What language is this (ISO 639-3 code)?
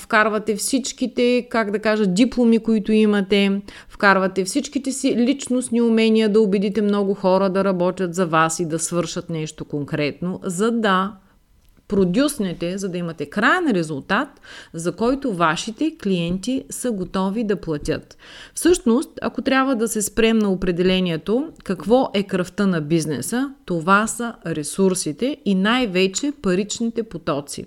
bul